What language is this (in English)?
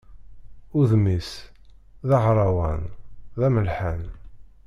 Kabyle